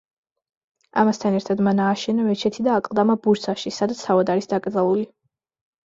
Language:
Georgian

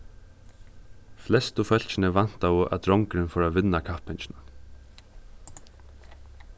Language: Faroese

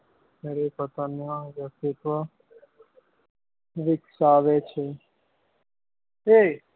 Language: Gujarati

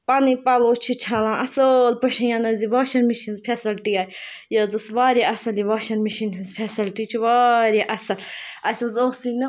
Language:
Kashmiri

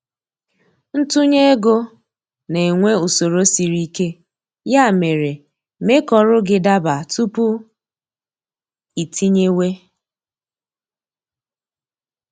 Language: Igbo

